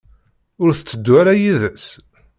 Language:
Kabyle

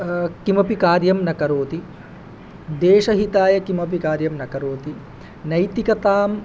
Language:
Sanskrit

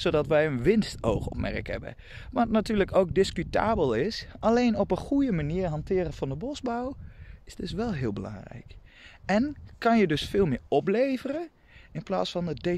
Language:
Dutch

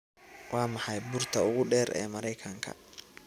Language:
Somali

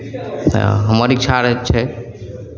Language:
Maithili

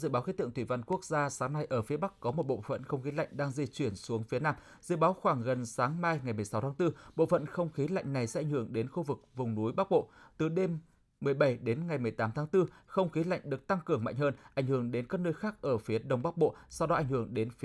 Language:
Vietnamese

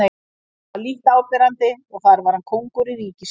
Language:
Icelandic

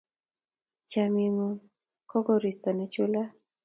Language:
Kalenjin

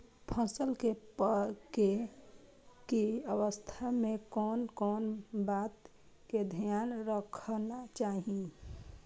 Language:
Maithili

